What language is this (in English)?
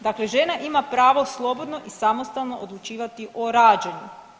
Croatian